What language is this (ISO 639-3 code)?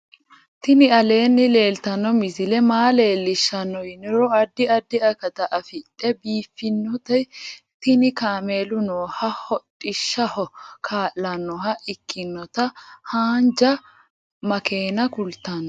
sid